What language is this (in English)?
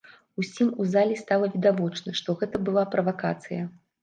Belarusian